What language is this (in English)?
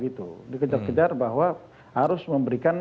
Indonesian